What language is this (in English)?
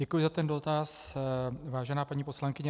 Czech